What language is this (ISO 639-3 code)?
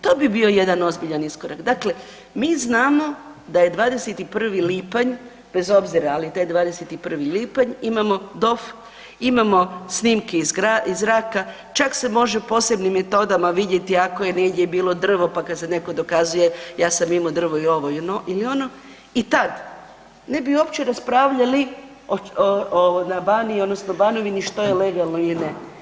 hrv